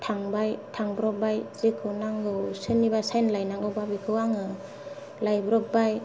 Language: Bodo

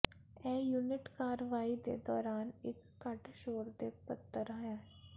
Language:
Punjabi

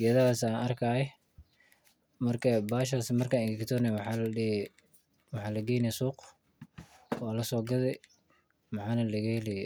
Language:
Somali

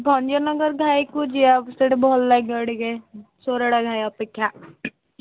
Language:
Odia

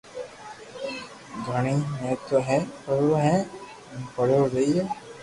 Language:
Loarki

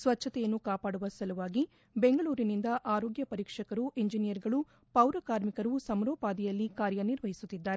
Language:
Kannada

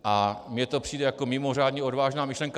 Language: Czech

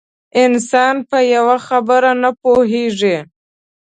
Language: Pashto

